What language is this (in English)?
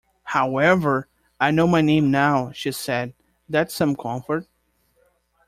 English